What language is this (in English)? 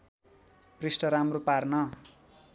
Nepali